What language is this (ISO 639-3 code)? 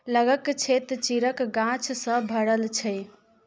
mai